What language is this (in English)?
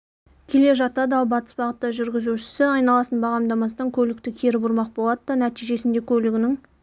Kazakh